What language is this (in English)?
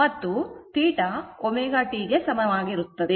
Kannada